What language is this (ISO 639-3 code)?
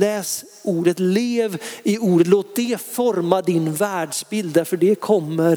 swe